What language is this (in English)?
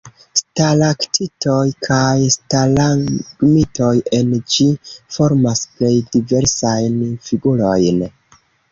Esperanto